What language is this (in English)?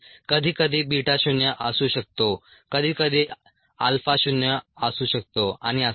Marathi